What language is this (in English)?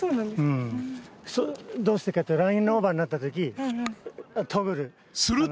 Japanese